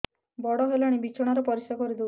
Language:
Odia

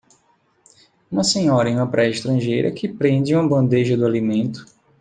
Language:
Portuguese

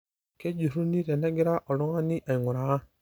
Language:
Masai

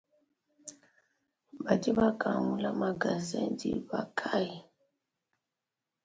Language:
Luba-Lulua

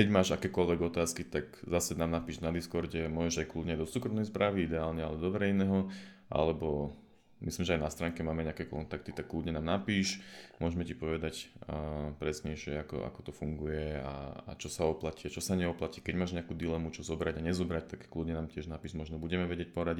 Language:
Slovak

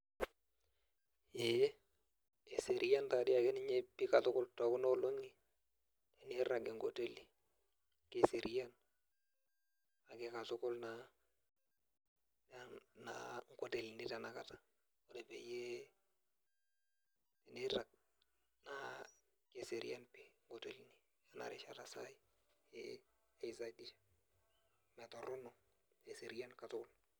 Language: Masai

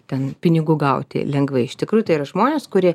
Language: Lithuanian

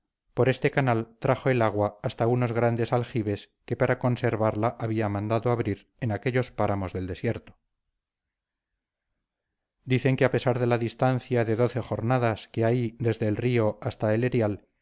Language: Spanish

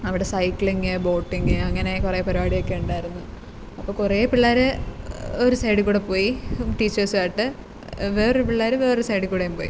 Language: Malayalam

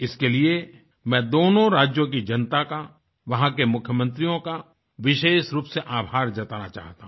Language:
Hindi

